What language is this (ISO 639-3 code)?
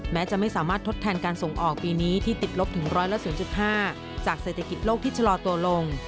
tha